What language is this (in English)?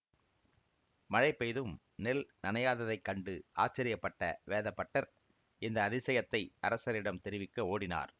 Tamil